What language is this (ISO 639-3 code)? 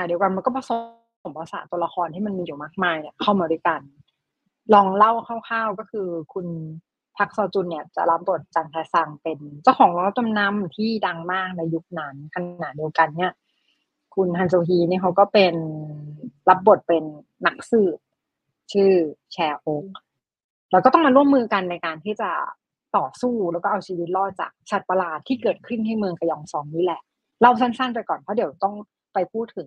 tha